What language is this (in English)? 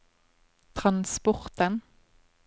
Norwegian